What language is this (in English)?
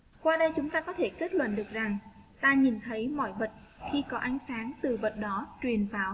Vietnamese